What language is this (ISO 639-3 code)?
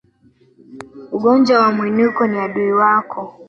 swa